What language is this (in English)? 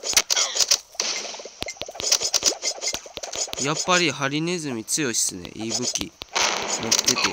Japanese